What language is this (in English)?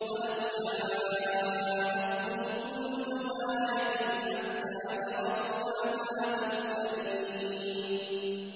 Arabic